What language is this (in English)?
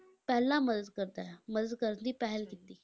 Punjabi